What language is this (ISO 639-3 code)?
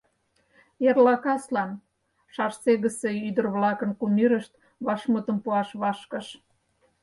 chm